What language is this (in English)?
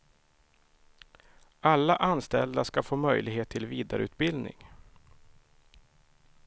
Swedish